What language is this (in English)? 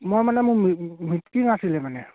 Assamese